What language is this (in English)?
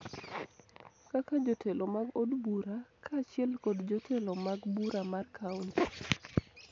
Luo (Kenya and Tanzania)